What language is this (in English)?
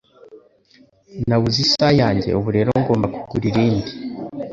Kinyarwanda